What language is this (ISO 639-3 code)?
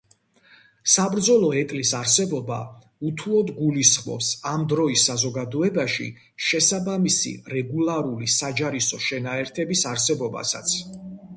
kat